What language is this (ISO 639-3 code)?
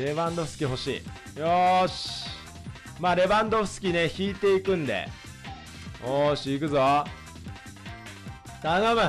jpn